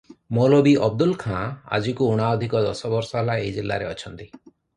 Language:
Odia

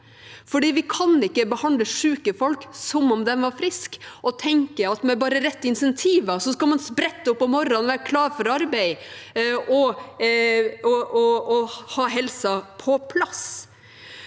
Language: Norwegian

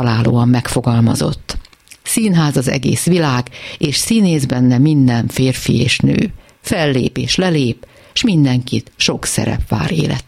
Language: Hungarian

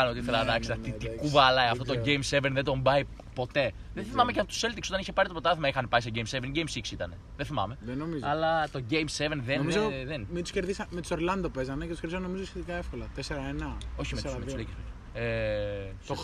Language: Greek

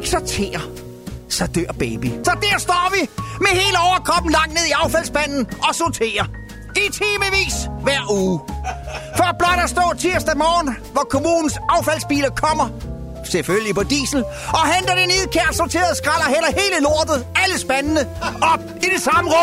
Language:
Danish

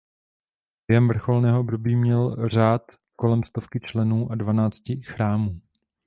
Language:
Czech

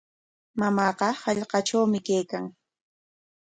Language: Corongo Ancash Quechua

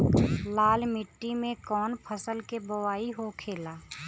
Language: Bhojpuri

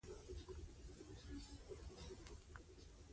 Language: Pashto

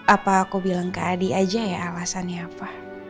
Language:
Indonesian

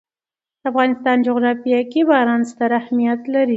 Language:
Pashto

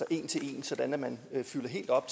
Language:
Danish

